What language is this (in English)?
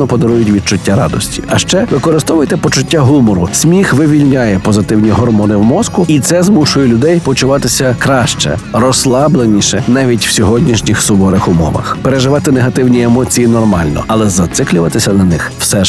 Ukrainian